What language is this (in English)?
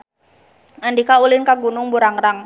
Sundanese